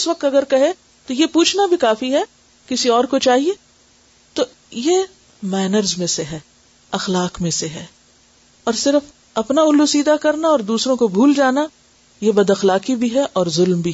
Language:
Urdu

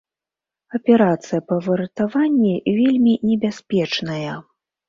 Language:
Belarusian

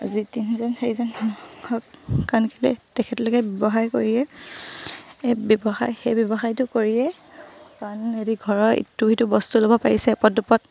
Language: Assamese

